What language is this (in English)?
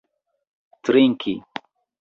Esperanto